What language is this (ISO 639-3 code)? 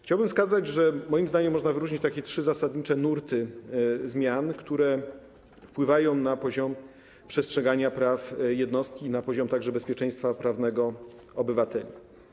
pol